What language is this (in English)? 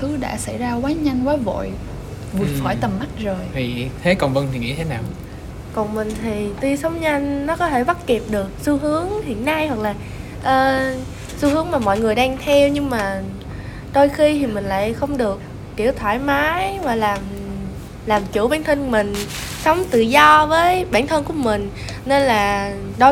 Vietnamese